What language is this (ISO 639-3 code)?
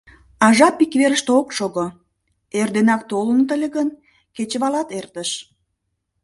chm